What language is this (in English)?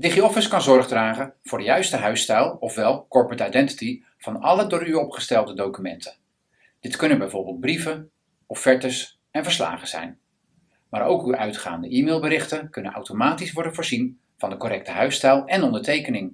Dutch